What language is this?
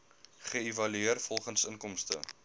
Afrikaans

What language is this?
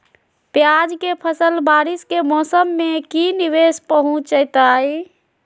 Magahi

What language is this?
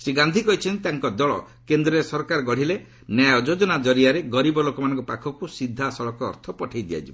Odia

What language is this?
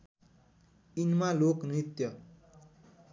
Nepali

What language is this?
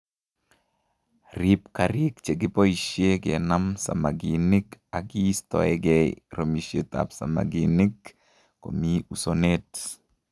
Kalenjin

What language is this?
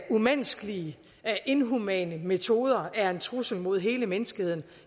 Danish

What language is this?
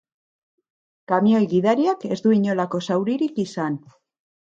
Basque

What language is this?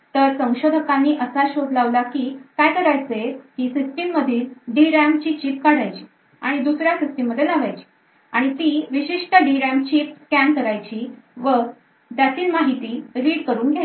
Marathi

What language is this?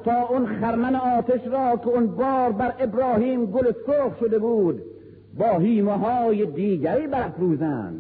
Persian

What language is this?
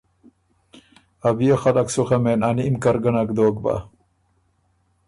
Ormuri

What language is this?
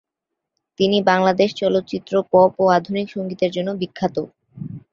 Bangla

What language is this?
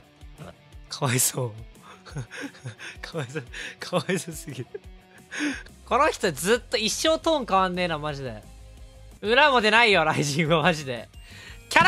Japanese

